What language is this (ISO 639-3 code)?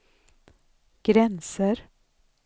swe